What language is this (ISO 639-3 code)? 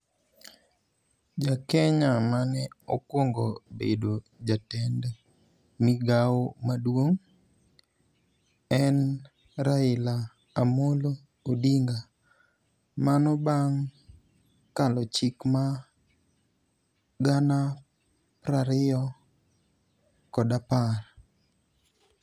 luo